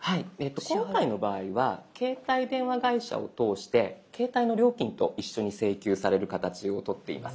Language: Japanese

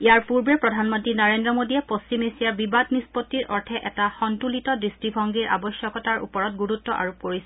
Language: Assamese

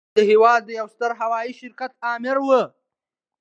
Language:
Pashto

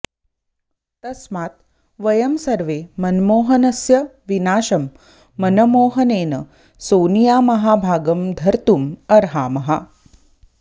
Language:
Sanskrit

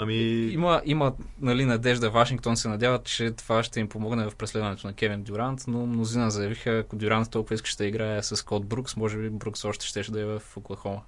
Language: Bulgarian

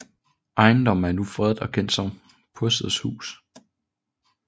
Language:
Danish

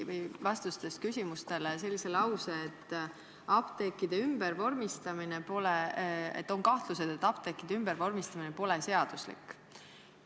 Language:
Estonian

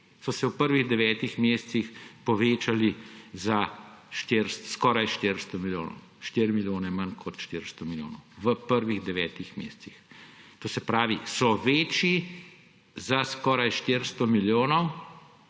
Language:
Slovenian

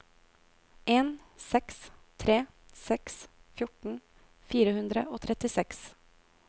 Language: Norwegian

